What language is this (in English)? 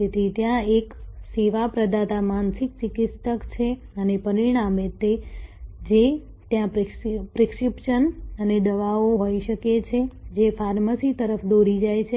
Gujarati